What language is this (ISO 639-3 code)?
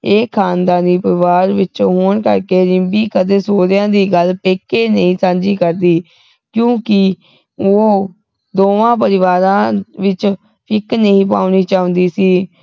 pan